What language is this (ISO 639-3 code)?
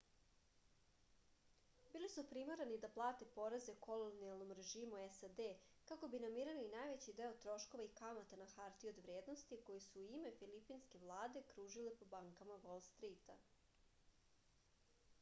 srp